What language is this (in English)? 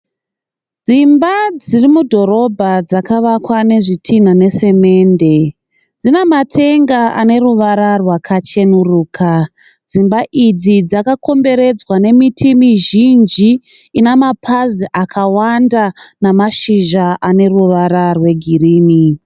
Shona